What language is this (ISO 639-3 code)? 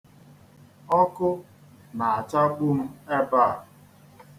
ibo